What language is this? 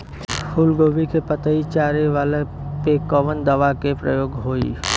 Bhojpuri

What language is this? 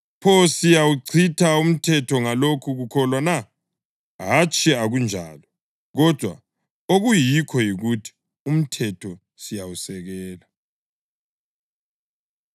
North Ndebele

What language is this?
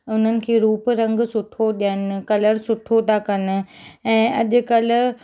Sindhi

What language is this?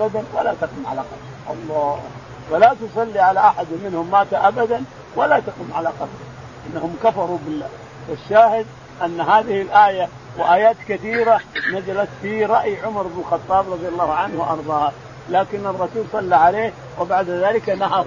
Arabic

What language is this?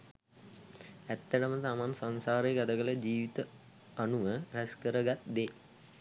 Sinhala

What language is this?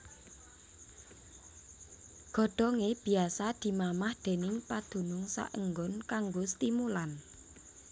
Javanese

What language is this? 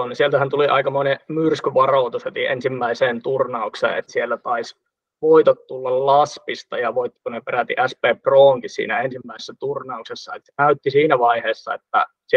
Finnish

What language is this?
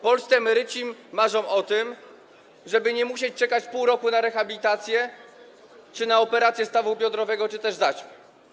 Polish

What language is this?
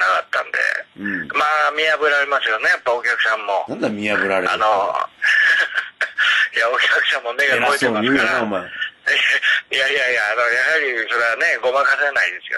Japanese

